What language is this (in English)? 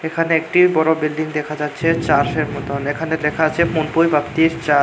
Bangla